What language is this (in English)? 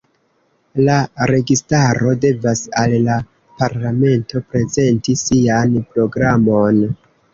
Esperanto